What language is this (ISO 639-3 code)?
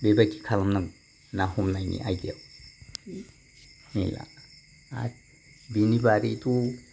brx